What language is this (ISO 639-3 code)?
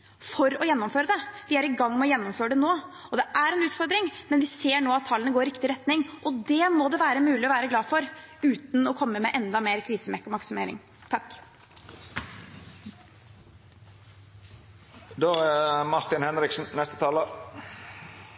nor